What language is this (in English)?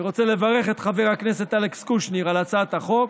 Hebrew